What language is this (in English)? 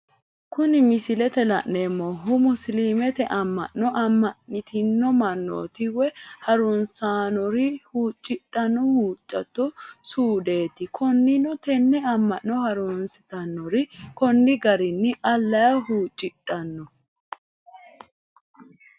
Sidamo